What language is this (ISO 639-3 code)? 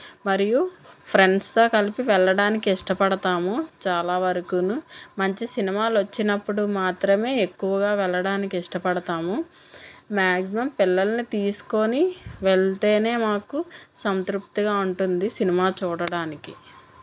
tel